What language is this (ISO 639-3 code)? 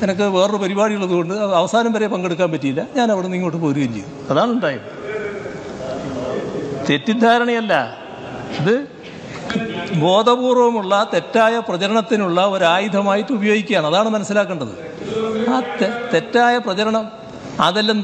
ind